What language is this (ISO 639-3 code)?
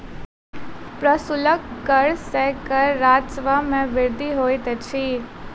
mai